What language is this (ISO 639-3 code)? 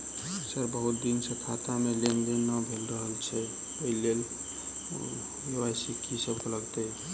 mai